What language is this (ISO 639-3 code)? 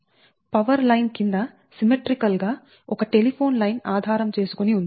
tel